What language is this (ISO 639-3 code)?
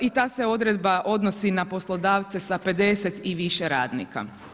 hrv